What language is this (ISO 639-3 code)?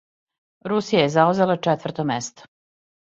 srp